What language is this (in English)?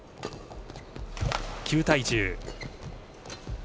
Japanese